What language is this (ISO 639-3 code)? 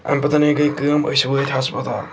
kas